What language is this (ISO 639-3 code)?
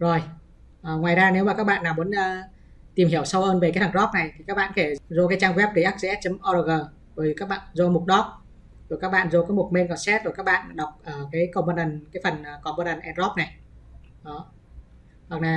vie